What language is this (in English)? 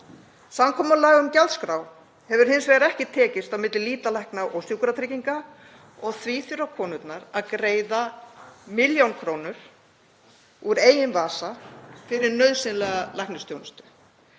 Icelandic